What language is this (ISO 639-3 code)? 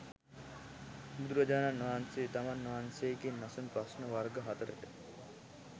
sin